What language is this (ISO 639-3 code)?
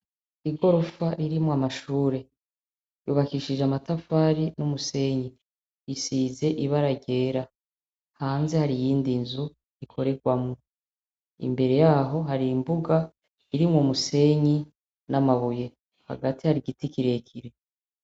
run